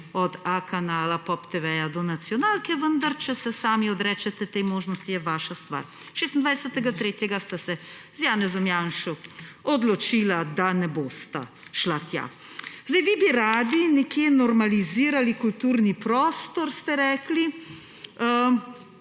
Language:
Slovenian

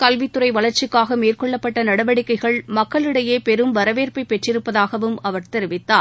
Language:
Tamil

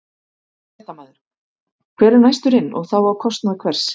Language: Icelandic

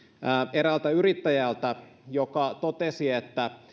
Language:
Finnish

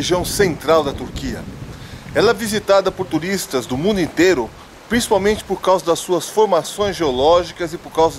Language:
Portuguese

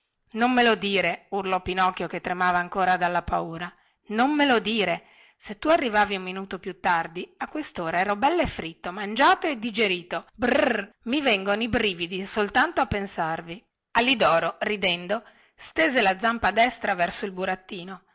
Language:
Italian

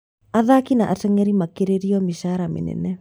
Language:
Kikuyu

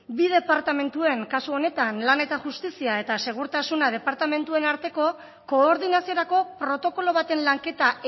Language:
Basque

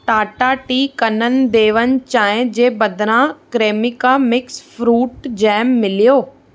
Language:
Sindhi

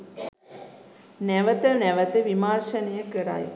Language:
Sinhala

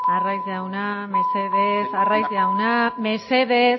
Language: Basque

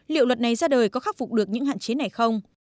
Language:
Vietnamese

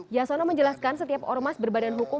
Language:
Indonesian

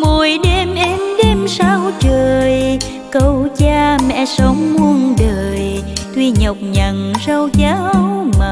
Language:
Vietnamese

